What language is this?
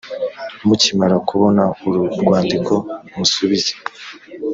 Kinyarwanda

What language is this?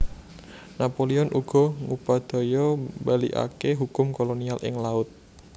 Javanese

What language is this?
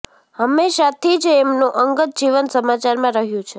Gujarati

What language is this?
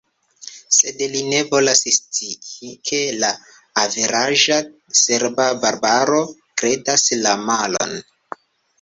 Esperanto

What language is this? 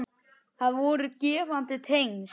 Icelandic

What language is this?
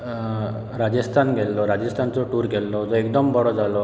Konkani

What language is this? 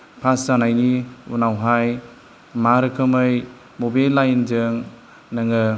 Bodo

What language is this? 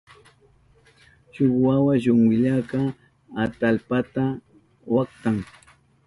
Southern Pastaza Quechua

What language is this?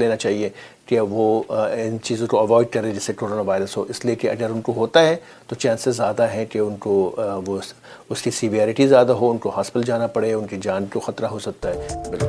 Urdu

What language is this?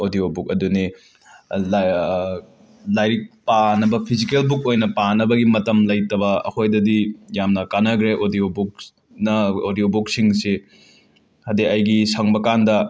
Manipuri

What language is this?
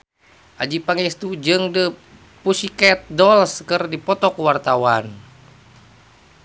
Sundanese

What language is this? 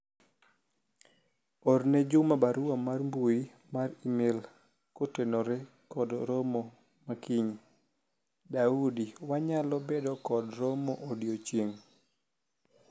Luo (Kenya and Tanzania)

